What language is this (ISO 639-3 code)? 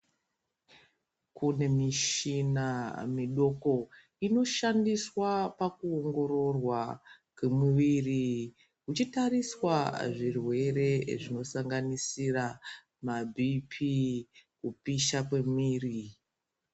ndc